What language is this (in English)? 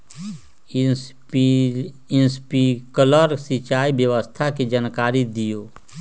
Magahi